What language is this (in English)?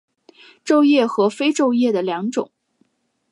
Chinese